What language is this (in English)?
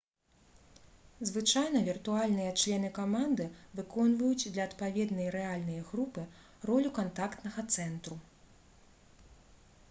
Belarusian